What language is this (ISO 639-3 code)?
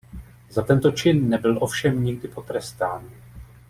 ces